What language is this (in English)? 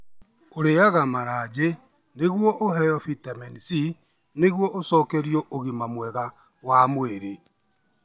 Kikuyu